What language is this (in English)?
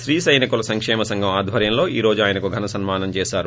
Telugu